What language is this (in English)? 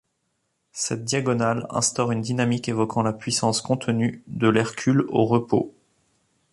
French